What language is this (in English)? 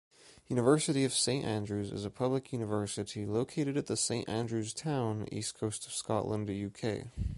English